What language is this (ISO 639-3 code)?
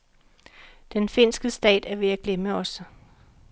dan